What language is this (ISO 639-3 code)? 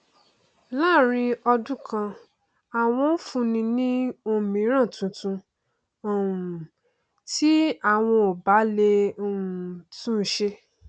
yor